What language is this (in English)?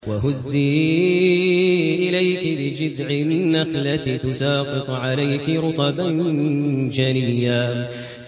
Arabic